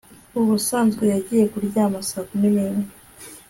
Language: Kinyarwanda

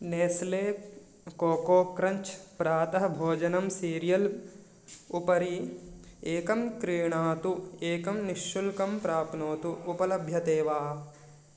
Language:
Sanskrit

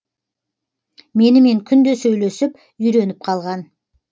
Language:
Kazakh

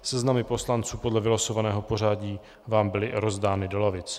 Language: Czech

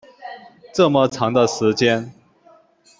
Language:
Chinese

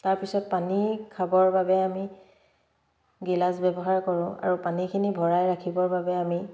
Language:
Assamese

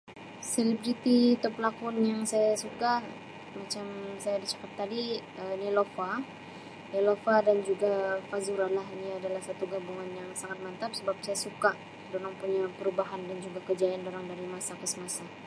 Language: Sabah Malay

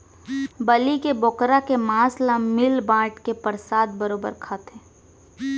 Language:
Chhattisgarhi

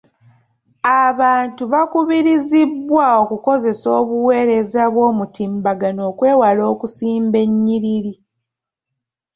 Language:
Ganda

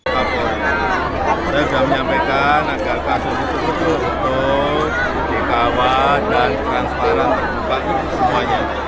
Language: Indonesian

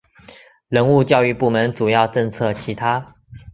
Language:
Chinese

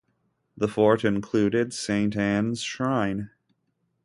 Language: English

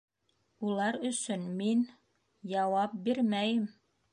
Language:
Bashkir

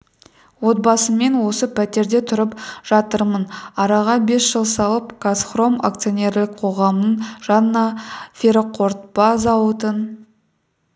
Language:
Kazakh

